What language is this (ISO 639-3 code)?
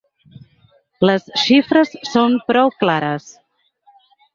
cat